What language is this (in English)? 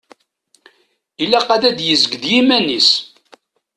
Kabyle